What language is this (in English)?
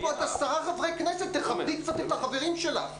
Hebrew